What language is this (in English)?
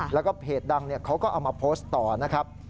Thai